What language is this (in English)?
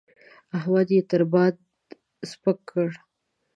Pashto